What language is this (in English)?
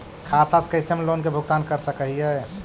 Magahi